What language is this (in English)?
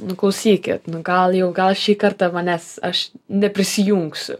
Lithuanian